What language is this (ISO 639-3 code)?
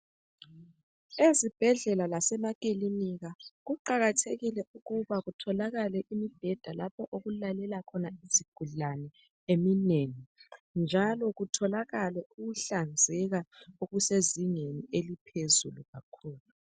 nde